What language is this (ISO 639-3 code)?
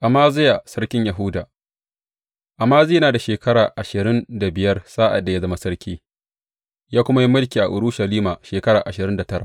hau